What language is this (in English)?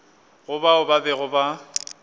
Northern Sotho